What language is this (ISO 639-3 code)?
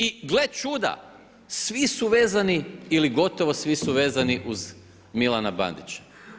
hrv